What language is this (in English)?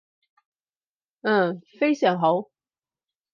Cantonese